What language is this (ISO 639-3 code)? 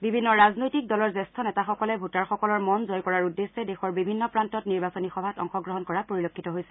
asm